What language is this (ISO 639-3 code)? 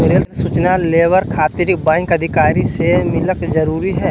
mag